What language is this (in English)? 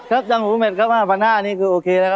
Thai